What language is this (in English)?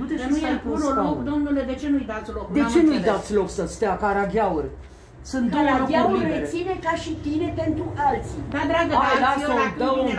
Romanian